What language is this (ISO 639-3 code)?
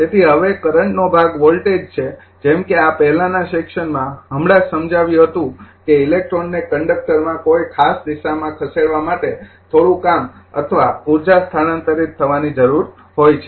guj